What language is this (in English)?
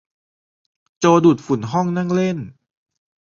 Thai